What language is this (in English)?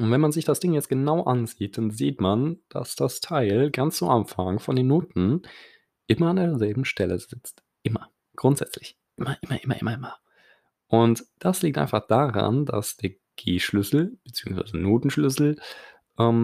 German